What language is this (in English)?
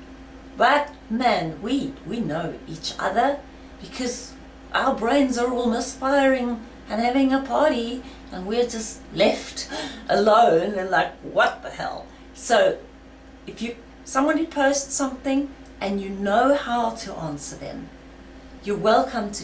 English